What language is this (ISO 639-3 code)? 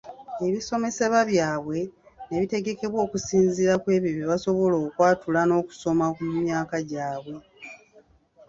lug